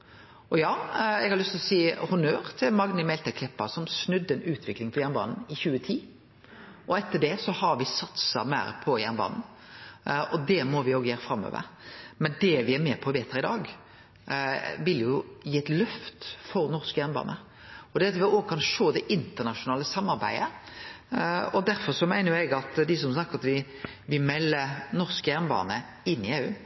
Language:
Norwegian Nynorsk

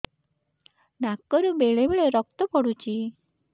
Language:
Odia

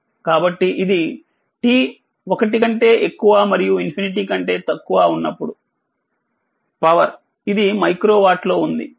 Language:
Telugu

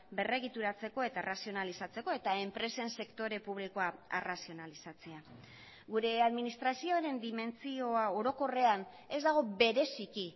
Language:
Basque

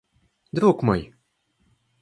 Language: Russian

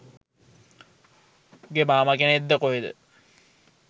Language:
Sinhala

